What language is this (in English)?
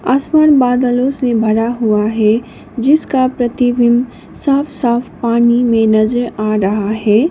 Hindi